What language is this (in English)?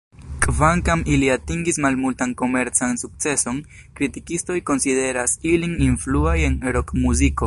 Esperanto